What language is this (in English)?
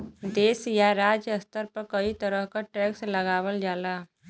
Bhojpuri